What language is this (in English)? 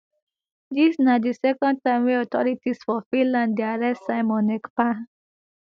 Nigerian Pidgin